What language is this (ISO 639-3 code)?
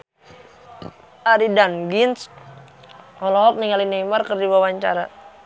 sun